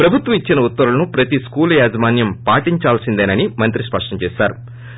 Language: Telugu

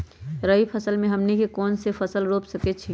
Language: Magahi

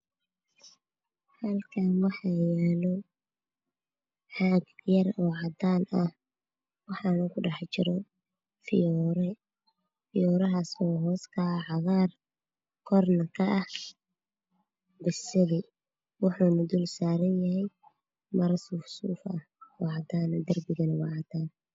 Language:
Somali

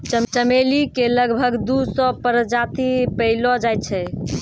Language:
Maithili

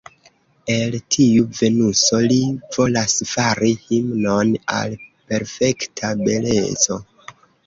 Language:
Esperanto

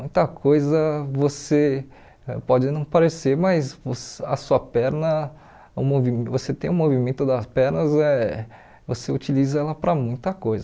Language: Portuguese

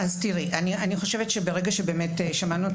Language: Hebrew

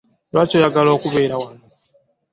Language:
Ganda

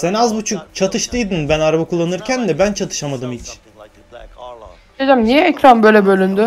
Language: Turkish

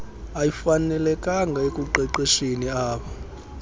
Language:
Xhosa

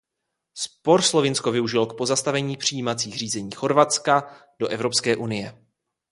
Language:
Czech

